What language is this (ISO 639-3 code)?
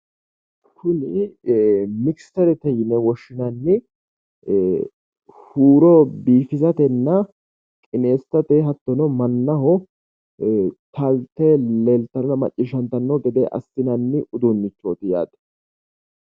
sid